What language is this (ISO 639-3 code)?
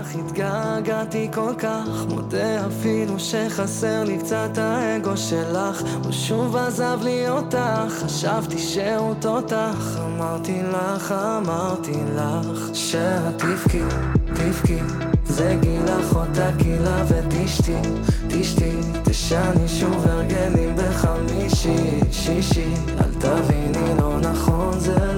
heb